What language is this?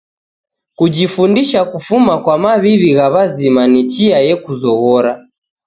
Taita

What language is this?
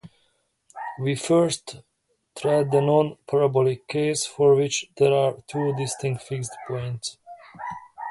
English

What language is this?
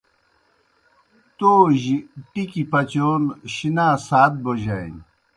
Kohistani Shina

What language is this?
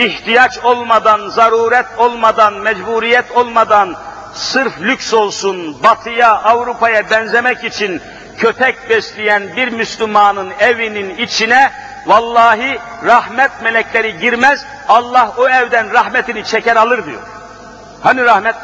Turkish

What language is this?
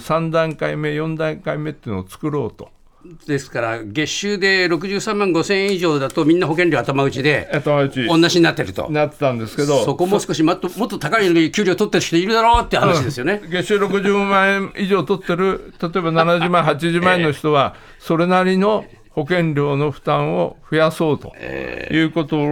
Japanese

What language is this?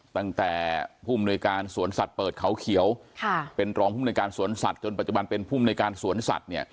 Thai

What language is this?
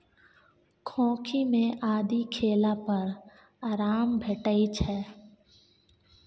Maithili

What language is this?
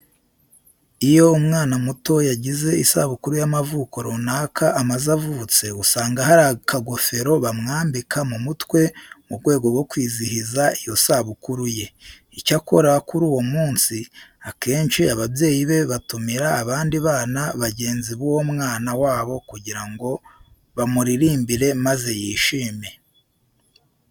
Kinyarwanda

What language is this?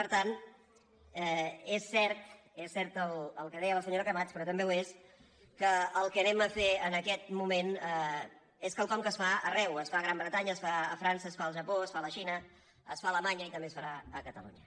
Catalan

